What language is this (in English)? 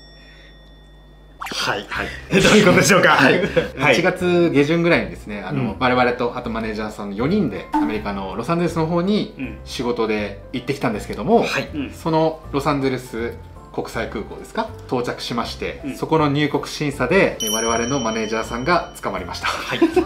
Japanese